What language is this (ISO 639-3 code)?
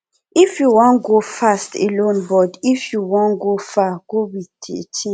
pcm